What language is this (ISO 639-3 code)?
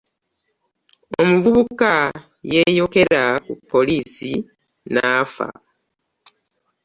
lug